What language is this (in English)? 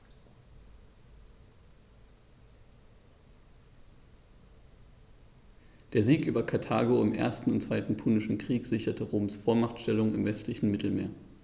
German